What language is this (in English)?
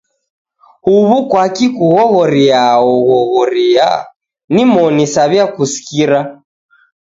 Taita